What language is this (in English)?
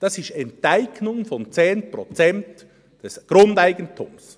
Swiss German